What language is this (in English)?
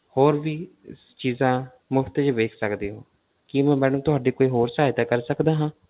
Punjabi